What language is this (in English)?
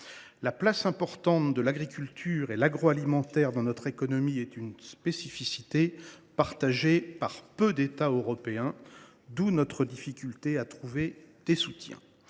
French